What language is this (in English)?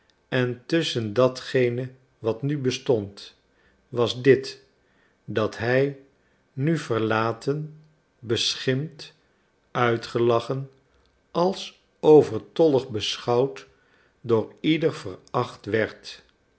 Dutch